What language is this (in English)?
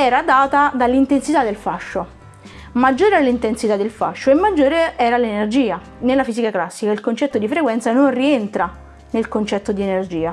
Italian